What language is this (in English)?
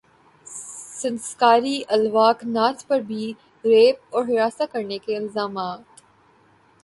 Urdu